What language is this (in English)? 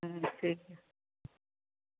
Santali